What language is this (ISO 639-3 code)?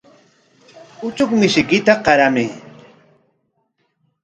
qwa